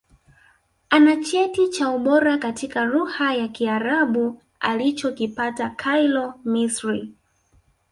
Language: Swahili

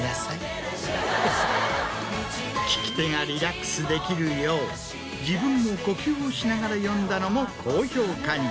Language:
Japanese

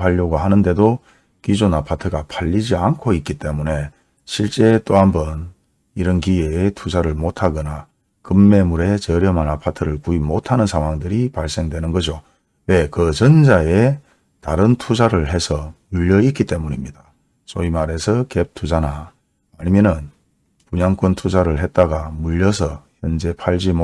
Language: Korean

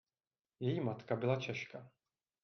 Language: Czech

